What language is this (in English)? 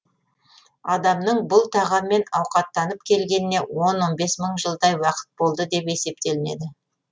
Kazakh